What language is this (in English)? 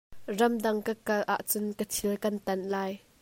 Hakha Chin